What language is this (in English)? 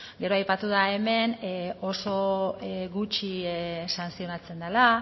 Basque